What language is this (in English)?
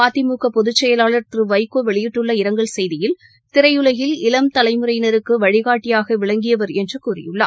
Tamil